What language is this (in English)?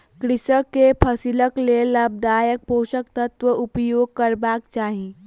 Maithili